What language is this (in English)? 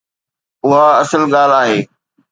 Sindhi